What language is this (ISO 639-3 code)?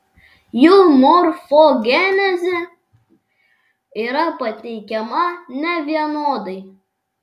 lit